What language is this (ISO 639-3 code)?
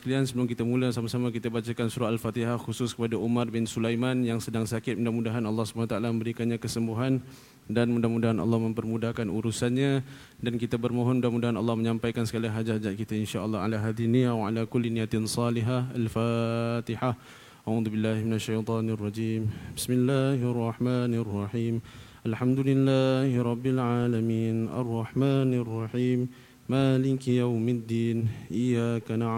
msa